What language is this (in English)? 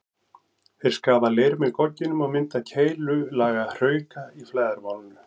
Icelandic